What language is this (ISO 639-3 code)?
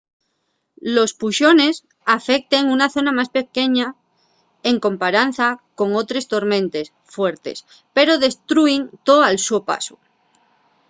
ast